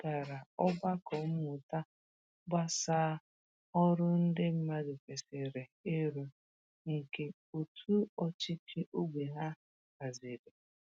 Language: Igbo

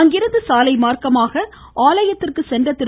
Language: Tamil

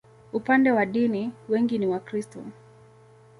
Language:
Swahili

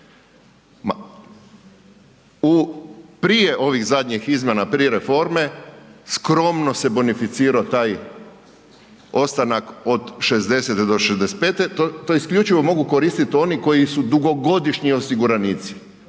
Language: Croatian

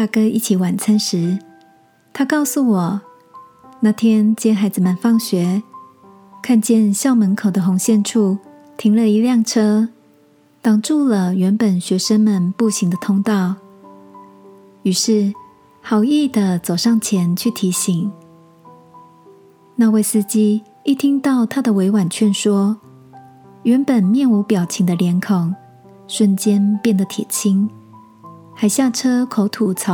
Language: Chinese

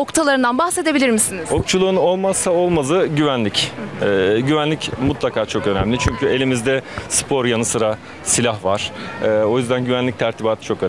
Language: Turkish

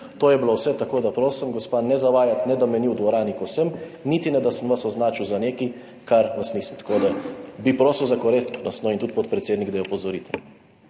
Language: Slovenian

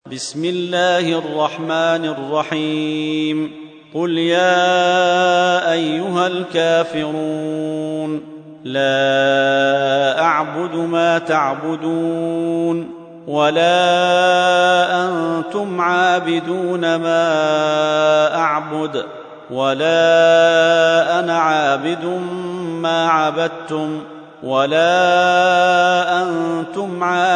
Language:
Arabic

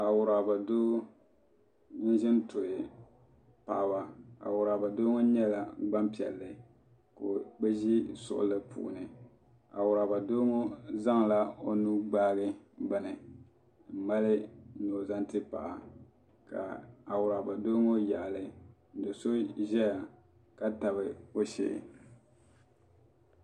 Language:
Dagbani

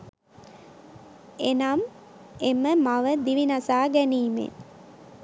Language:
Sinhala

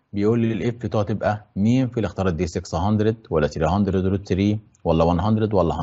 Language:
Arabic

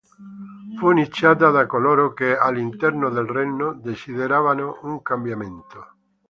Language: Italian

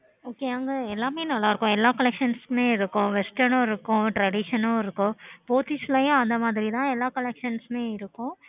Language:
Tamil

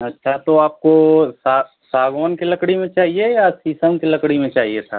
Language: Hindi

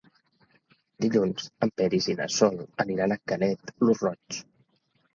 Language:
Catalan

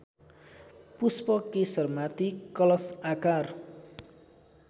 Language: Nepali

